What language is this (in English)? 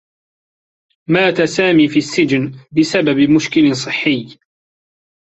Arabic